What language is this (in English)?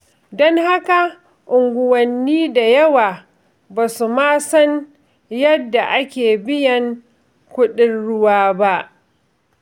Hausa